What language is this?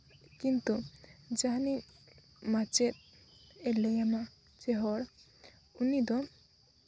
Santali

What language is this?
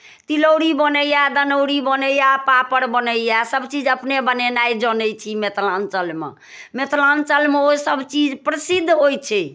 Maithili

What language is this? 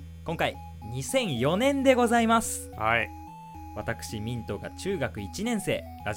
Japanese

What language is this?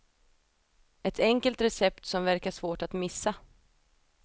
Swedish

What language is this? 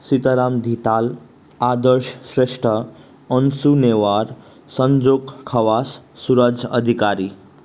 Nepali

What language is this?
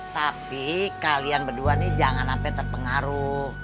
Indonesian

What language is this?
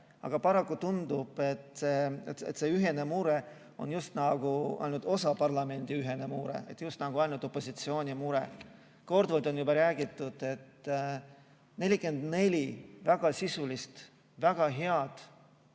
Estonian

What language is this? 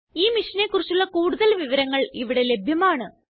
Malayalam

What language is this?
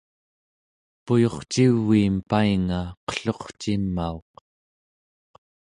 Central Yupik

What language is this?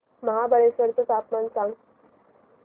Marathi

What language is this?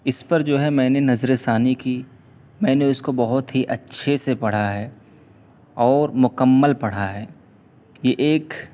Urdu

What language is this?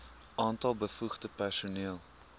Afrikaans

